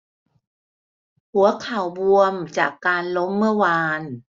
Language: Thai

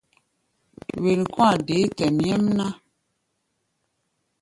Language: Gbaya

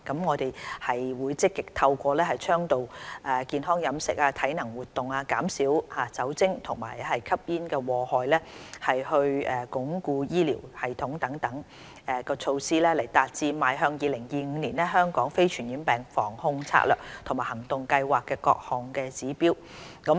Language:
Cantonese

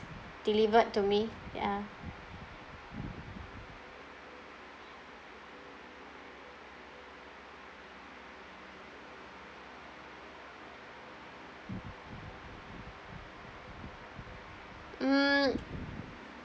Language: English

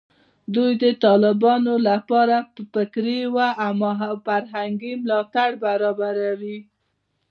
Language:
Pashto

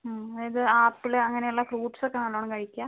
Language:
Malayalam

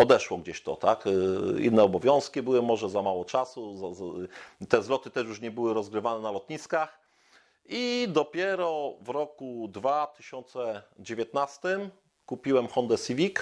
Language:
Polish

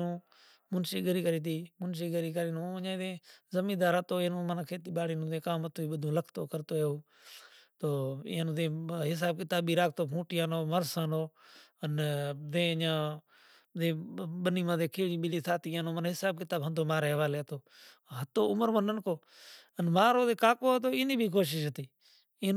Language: Kachi Koli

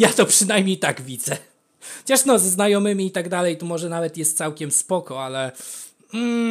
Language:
Polish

